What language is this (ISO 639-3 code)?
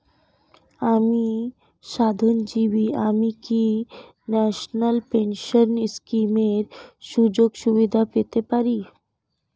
ben